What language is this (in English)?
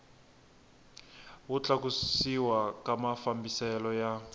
Tsonga